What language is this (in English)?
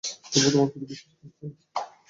Bangla